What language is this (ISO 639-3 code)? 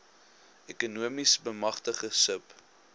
afr